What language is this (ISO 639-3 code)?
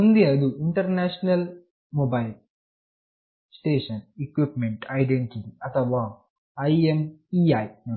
kan